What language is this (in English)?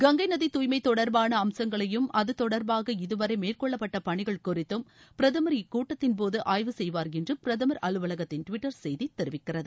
Tamil